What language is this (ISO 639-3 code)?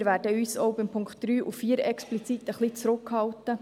gsw